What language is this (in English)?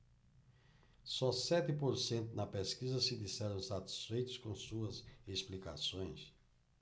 Portuguese